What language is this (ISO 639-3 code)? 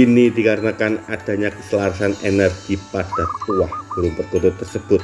ind